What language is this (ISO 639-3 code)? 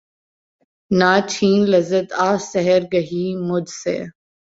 urd